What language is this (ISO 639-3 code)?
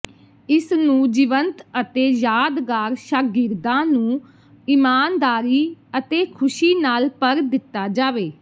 pan